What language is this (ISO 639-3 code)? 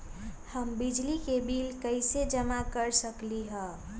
mag